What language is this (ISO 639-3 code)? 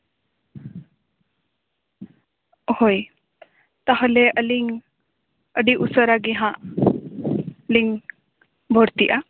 sat